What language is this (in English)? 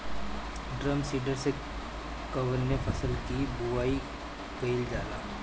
Bhojpuri